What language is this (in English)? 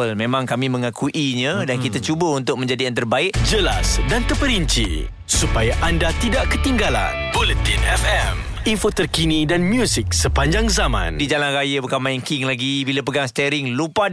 Malay